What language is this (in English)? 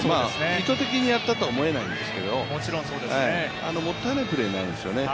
Japanese